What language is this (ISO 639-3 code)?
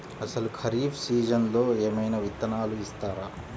tel